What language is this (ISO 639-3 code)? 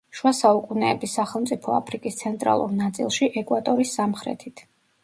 kat